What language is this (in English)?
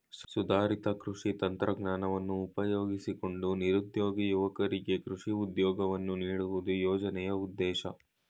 Kannada